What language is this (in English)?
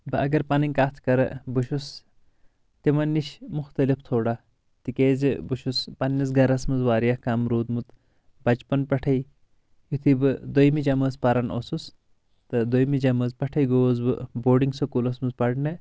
Kashmiri